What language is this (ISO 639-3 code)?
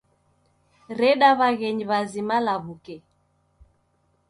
dav